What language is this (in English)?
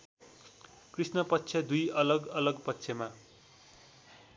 Nepali